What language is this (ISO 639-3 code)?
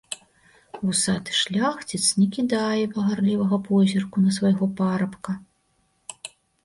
bel